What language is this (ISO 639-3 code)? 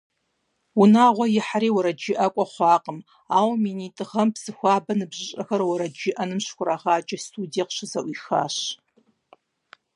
kbd